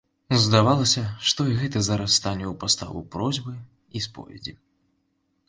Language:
Belarusian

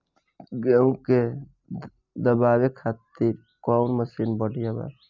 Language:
Bhojpuri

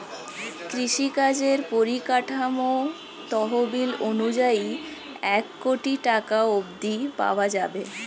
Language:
Bangla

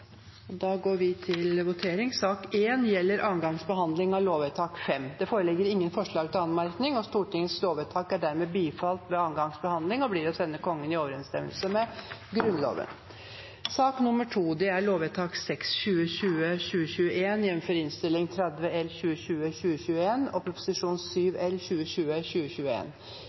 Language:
Norwegian Nynorsk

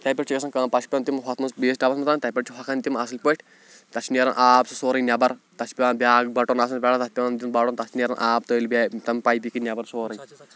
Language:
Kashmiri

